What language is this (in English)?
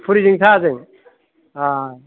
Bodo